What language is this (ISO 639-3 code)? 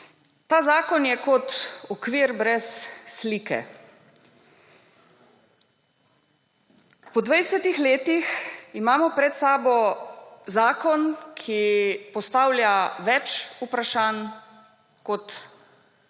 slv